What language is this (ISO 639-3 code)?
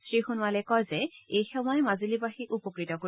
asm